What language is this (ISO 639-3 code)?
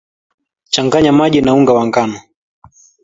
swa